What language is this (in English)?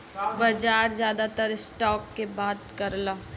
Bhojpuri